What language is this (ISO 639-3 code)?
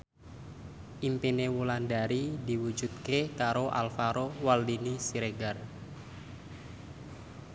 jav